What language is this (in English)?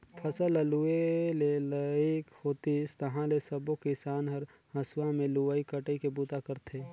Chhattisgarhi